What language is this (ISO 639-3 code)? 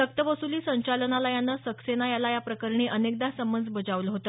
mar